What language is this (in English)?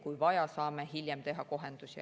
Estonian